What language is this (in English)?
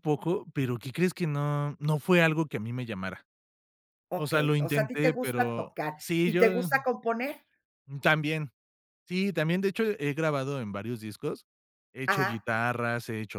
Spanish